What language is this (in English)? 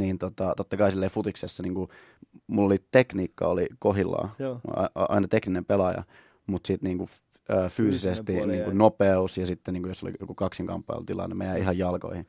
Finnish